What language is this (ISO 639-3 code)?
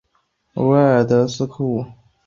zho